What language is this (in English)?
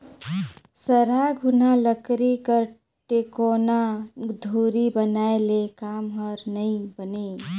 Chhattisgarhi